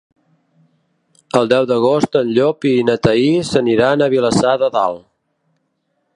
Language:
Catalan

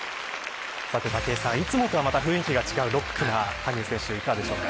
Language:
Japanese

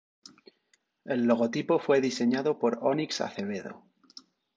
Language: Spanish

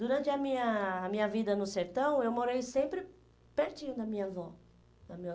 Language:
Portuguese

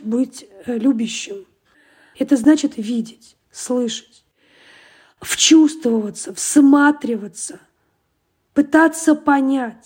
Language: Russian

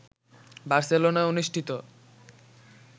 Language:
Bangla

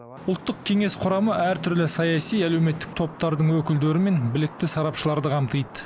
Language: Kazakh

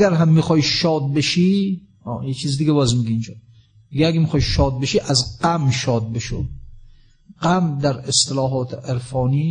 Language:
Persian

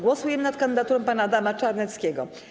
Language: Polish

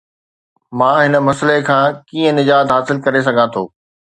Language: Sindhi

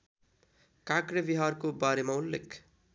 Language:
Nepali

